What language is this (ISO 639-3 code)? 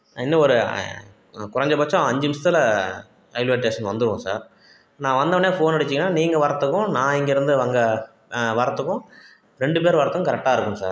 tam